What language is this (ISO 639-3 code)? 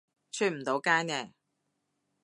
yue